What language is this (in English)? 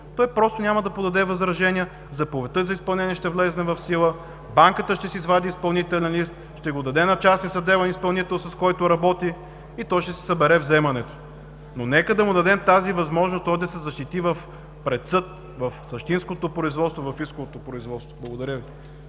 Bulgarian